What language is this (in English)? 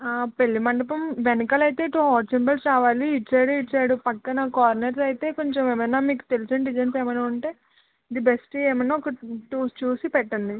Telugu